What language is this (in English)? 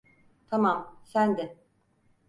Turkish